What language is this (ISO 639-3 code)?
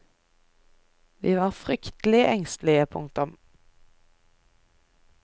nor